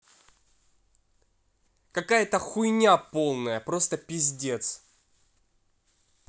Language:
Russian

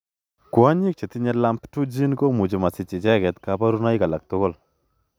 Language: Kalenjin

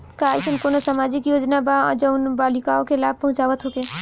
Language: Bhojpuri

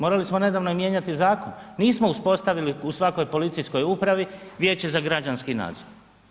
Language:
Croatian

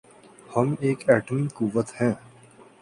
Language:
Urdu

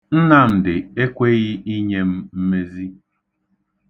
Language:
Igbo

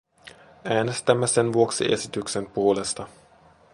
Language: Finnish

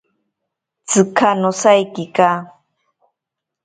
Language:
Ashéninka Perené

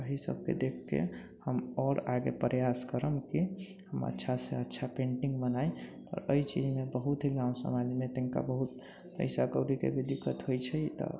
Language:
Maithili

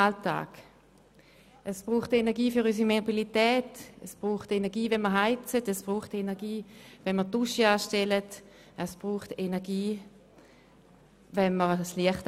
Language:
Swiss German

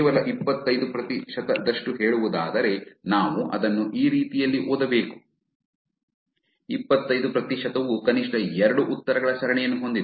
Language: Kannada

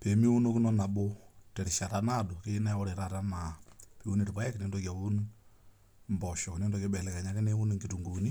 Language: Masai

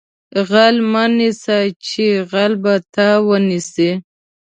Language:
Pashto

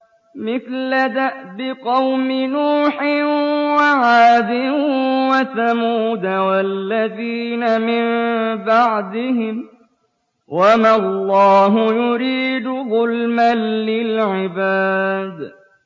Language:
Arabic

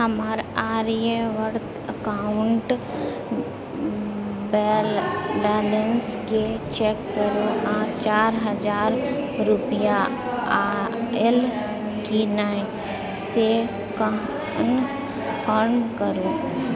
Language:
Maithili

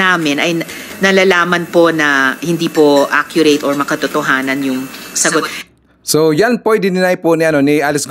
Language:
Filipino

